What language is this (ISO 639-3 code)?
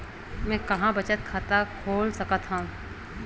hne